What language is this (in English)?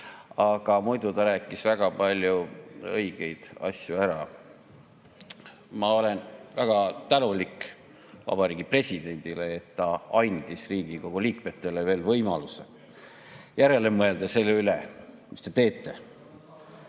Estonian